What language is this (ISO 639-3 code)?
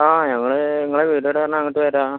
mal